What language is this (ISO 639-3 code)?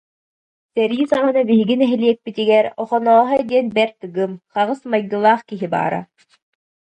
sah